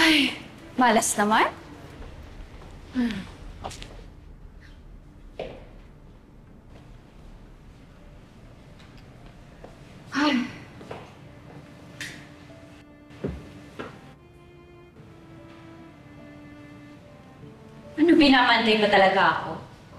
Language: Filipino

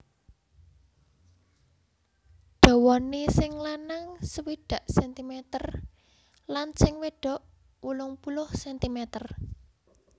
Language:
Javanese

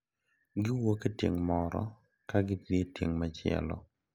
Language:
Luo (Kenya and Tanzania)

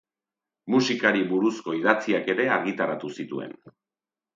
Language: Basque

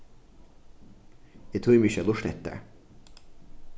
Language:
Faroese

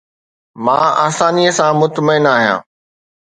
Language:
Sindhi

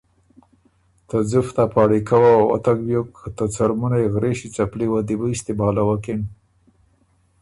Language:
Ormuri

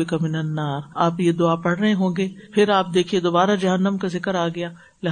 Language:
Urdu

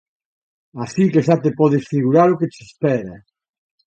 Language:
Galician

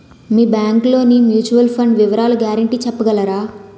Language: Telugu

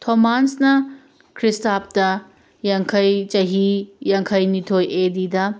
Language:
Manipuri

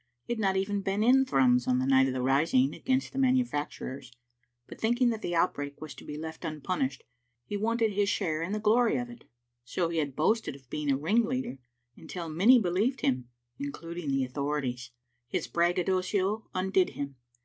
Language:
English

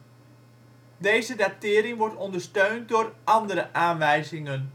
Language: Dutch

